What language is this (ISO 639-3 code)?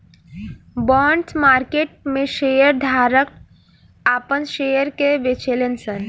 bho